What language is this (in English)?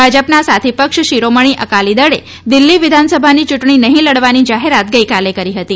Gujarati